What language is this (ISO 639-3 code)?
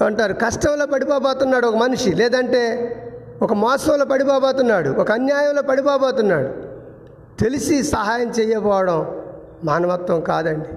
tel